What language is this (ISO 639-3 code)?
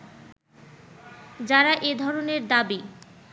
ben